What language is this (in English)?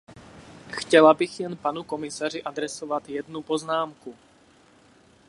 Czech